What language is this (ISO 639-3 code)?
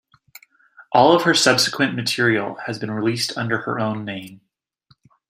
eng